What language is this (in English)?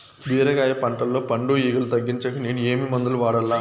Telugu